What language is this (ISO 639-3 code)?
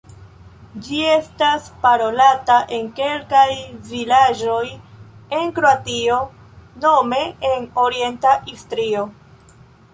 epo